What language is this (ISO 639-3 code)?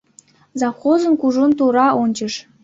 chm